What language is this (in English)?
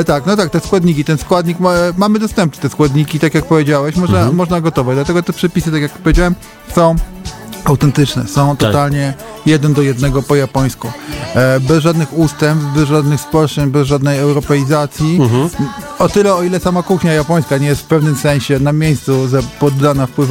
Polish